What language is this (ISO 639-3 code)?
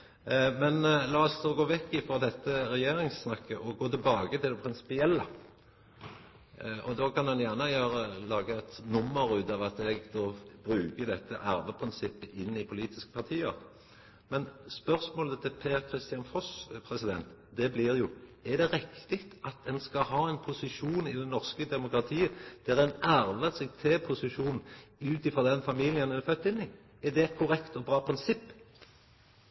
nno